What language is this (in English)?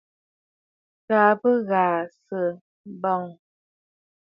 Bafut